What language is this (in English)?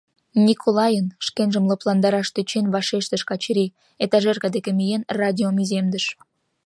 Mari